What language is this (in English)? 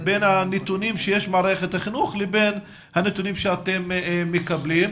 Hebrew